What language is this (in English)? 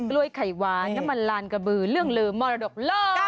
Thai